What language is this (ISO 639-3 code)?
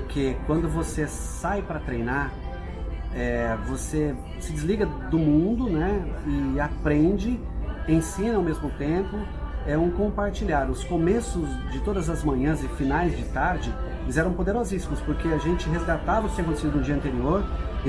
por